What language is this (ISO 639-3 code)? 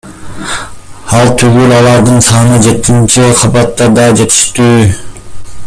kir